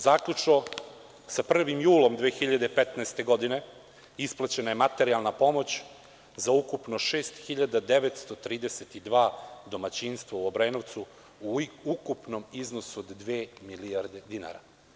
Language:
Serbian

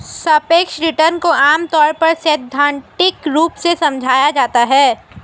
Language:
Hindi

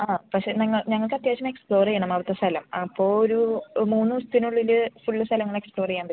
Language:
Malayalam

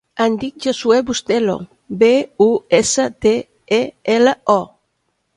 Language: Catalan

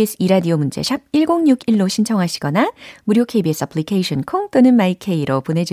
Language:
Korean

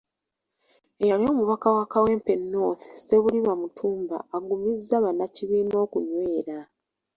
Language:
Ganda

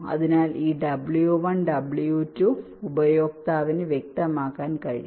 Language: Malayalam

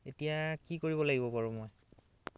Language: Assamese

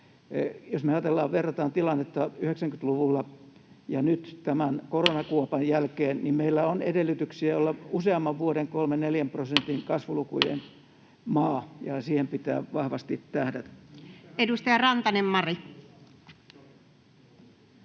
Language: Finnish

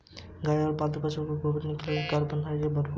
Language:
Hindi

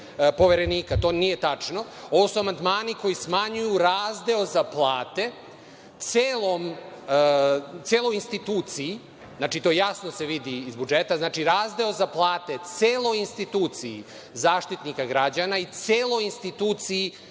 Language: Serbian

